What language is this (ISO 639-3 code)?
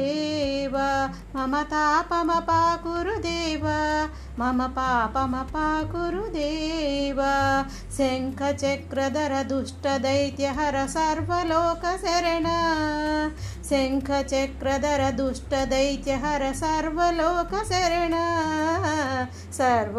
tel